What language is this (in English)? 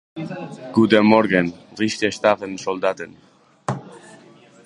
Basque